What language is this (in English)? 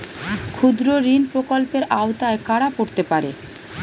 Bangla